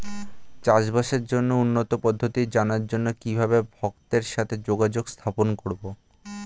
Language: Bangla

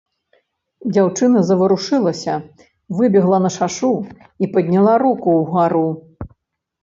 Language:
Belarusian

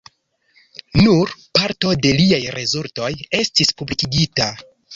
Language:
Esperanto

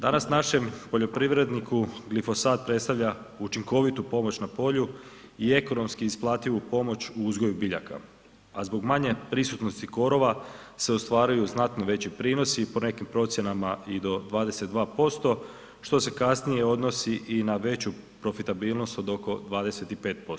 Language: Croatian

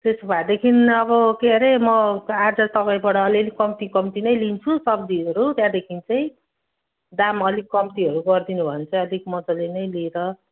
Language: Nepali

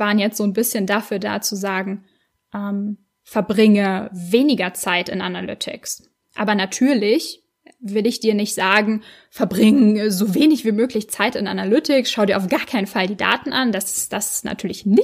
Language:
German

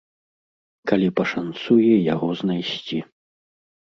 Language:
Belarusian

